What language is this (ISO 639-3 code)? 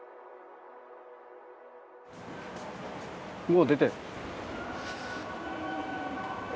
jpn